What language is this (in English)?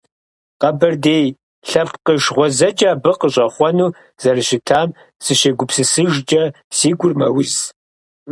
Kabardian